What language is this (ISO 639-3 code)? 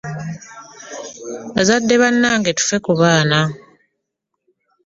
lug